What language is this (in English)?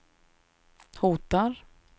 Swedish